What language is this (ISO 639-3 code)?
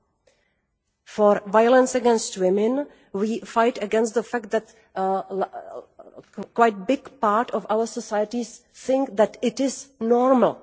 eng